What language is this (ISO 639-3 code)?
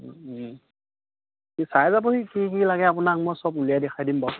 asm